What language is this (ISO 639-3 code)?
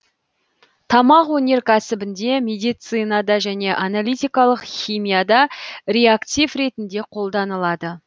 kaz